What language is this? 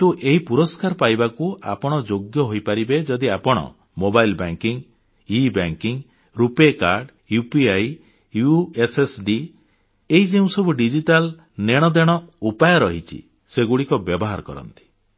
Odia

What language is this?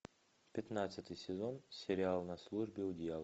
Russian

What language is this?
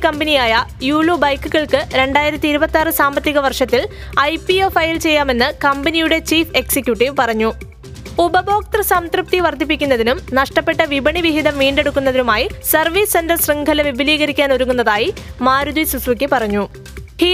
Malayalam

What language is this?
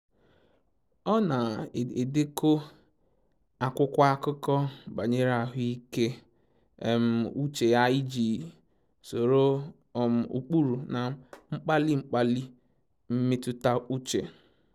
Igbo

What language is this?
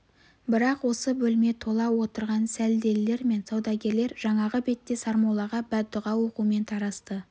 Kazakh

